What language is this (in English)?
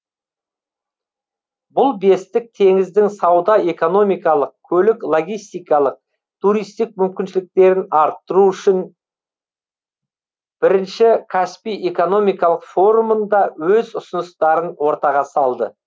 Kazakh